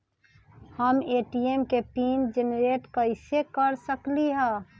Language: Magahi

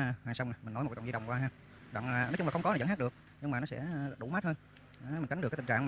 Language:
Vietnamese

